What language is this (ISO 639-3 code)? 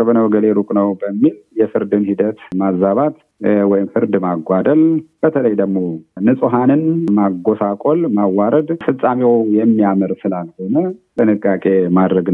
amh